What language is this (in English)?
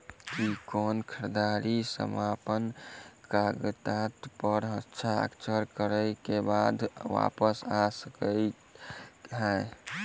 Maithili